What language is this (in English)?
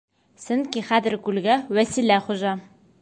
Bashkir